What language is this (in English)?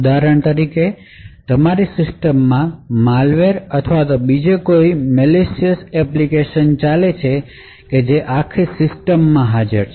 Gujarati